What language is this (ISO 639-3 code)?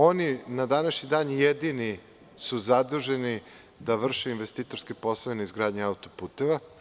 srp